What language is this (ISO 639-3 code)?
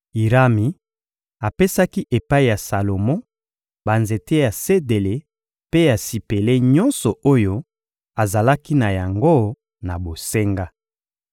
lin